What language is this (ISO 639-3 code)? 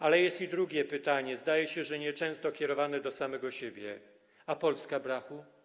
pol